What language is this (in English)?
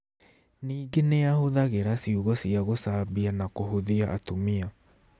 Kikuyu